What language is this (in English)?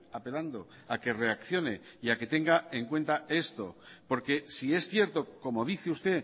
Spanish